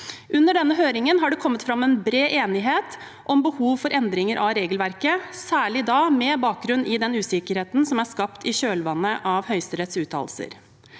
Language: Norwegian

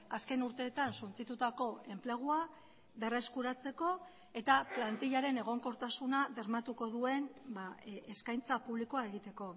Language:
Basque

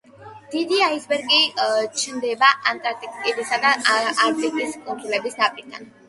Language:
Georgian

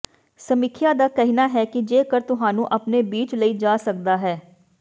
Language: Punjabi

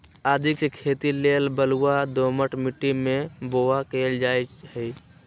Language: Magahi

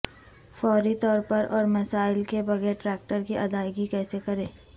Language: Urdu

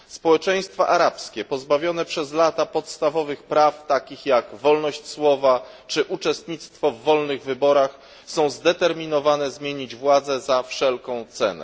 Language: Polish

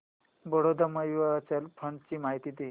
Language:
Marathi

